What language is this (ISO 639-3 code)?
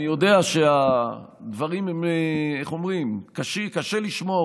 heb